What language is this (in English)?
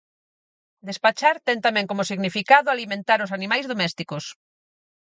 Galician